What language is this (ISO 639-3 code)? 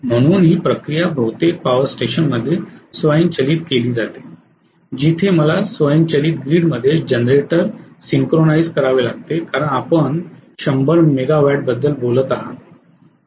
mar